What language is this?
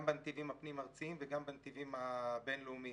Hebrew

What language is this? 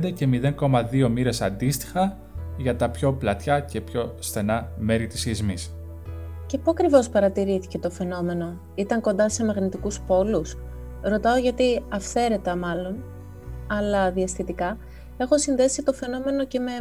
Greek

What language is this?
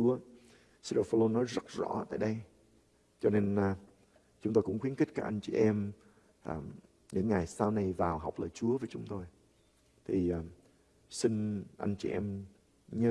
Vietnamese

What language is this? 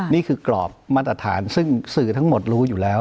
Thai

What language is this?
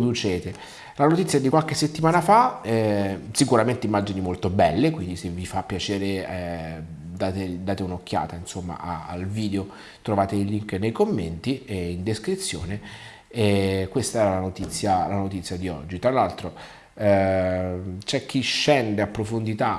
Italian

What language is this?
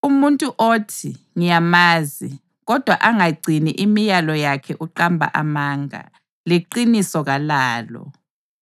North Ndebele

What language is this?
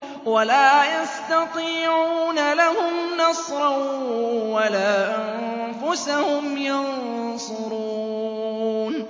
Arabic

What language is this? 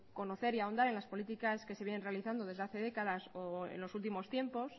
Spanish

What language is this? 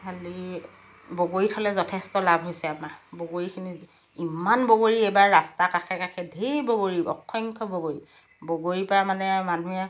Assamese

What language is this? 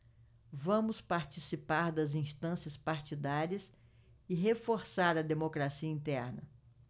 Portuguese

